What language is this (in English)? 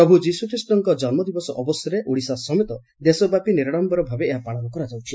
Odia